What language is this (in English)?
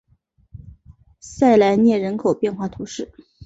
Chinese